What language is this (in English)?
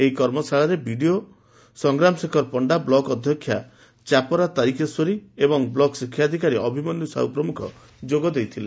Odia